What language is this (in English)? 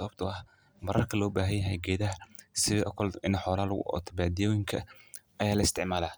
Somali